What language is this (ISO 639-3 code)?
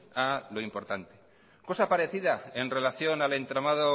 spa